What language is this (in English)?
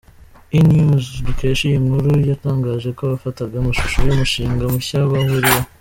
Kinyarwanda